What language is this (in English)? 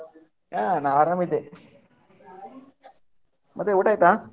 Kannada